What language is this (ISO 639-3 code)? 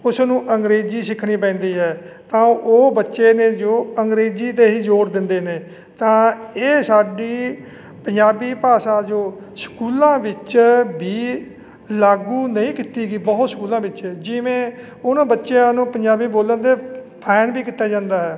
pan